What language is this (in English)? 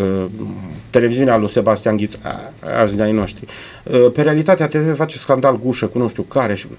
Romanian